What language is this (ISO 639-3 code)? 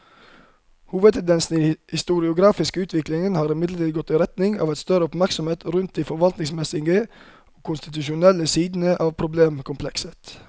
nor